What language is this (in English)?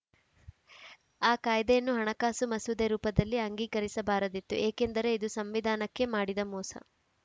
Kannada